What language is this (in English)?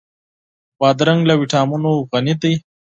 Pashto